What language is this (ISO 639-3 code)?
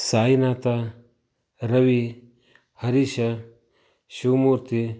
kan